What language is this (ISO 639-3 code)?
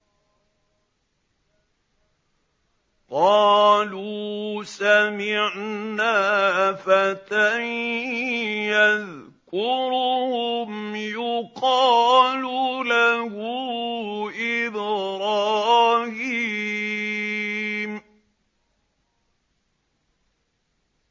ara